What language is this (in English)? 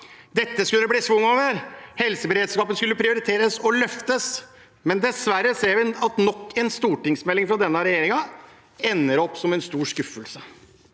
Norwegian